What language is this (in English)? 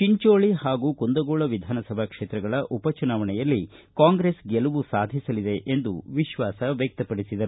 Kannada